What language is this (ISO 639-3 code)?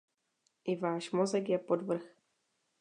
ces